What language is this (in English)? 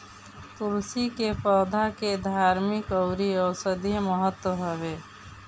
Bhojpuri